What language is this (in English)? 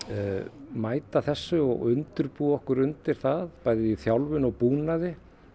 Icelandic